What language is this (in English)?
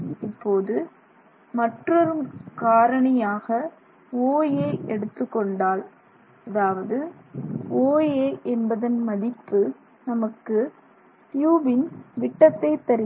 Tamil